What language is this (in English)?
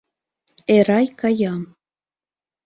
Mari